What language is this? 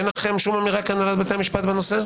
Hebrew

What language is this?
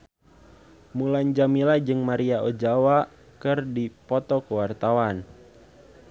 Sundanese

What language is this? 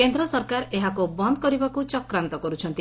Odia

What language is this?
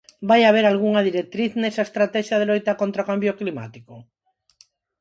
Galician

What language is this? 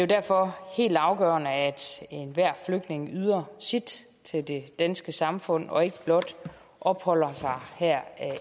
Danish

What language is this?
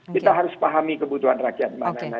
Indonesian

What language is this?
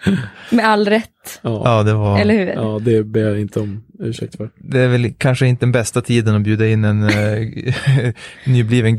Swedish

